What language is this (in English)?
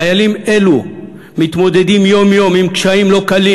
Hebrew